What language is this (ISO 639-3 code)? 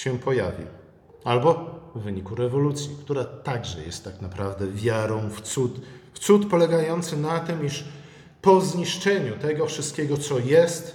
pol